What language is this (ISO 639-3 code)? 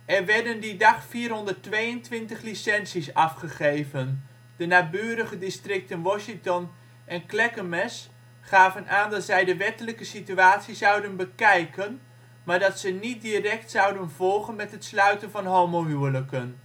nld